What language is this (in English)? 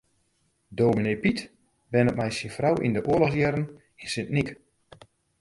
Western Frisian